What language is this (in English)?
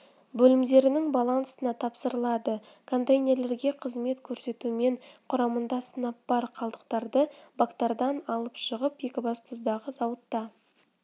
Kazakh